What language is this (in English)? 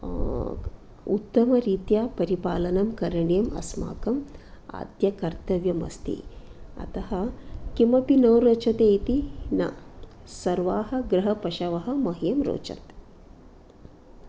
Sanskrit